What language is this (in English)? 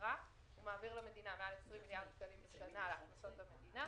Hebrew